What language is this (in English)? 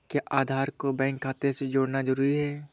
Hindi